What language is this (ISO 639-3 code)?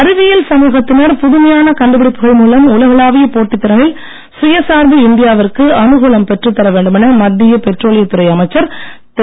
tam